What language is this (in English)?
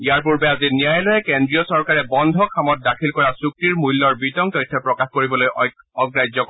Assamese